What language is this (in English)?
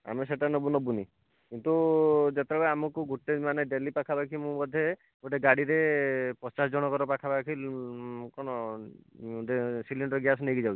Odia